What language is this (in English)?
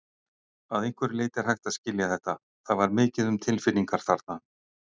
Icelandic